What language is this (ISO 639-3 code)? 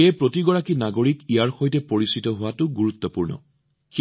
asm